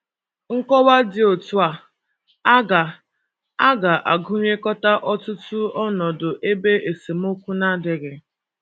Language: Igbo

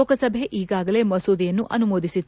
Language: Kannada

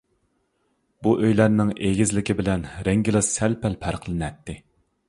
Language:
Uyghur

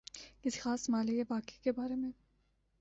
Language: Urdu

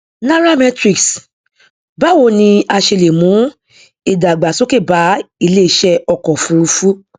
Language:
Yoruba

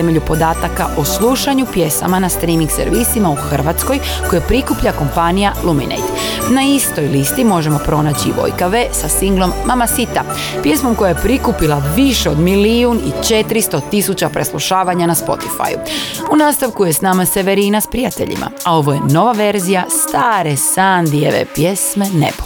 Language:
Croatian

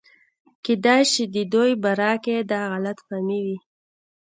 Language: Pashto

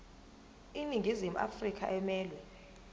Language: Zulu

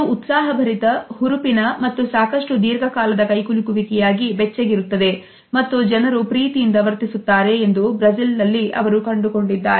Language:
Kannada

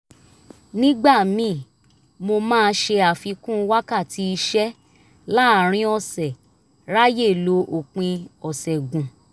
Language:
Yoruba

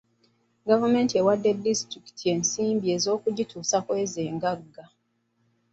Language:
Ganda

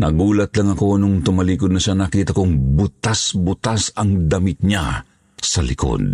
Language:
Filipino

